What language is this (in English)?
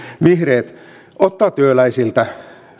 Finnish